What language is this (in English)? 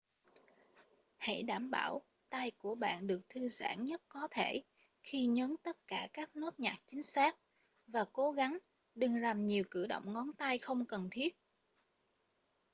Vietnamese